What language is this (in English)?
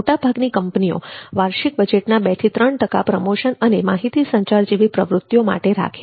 Gujarati